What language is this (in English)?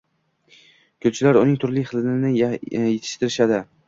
Uzbek